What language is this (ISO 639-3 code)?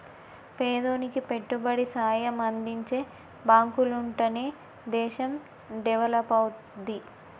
tel